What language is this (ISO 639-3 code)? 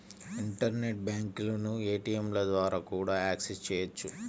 tel